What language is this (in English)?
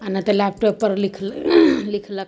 Maithili